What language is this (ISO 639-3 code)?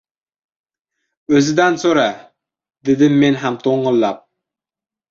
uzb